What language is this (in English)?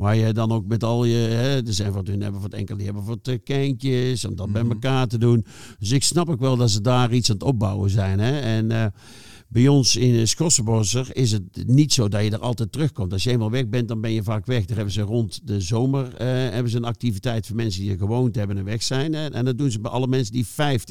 Dutch